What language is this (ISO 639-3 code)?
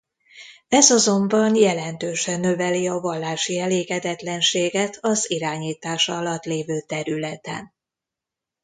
hun